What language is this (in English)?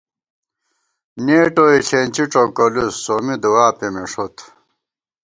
Gawar-Bati